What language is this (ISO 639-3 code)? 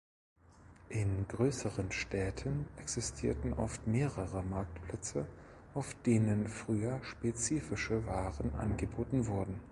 deu